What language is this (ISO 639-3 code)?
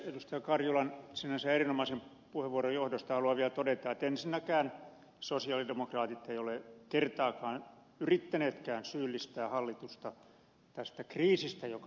fin